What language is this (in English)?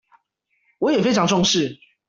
Chinese